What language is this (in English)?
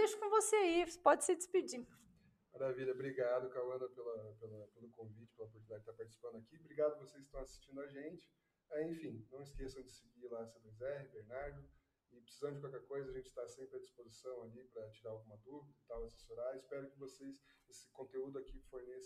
Portuguese